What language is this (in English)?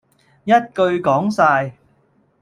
Cantonese